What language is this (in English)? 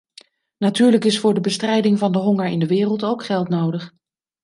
Dutch